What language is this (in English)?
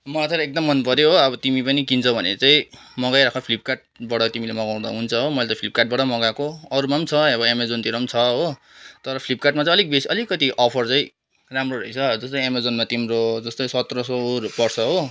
Nepali